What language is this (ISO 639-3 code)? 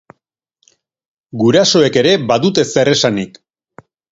eus